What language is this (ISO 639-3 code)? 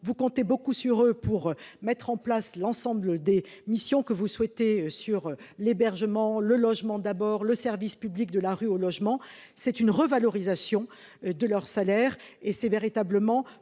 fra